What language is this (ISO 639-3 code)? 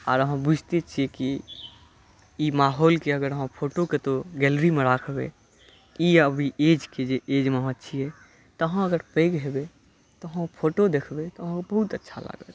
mai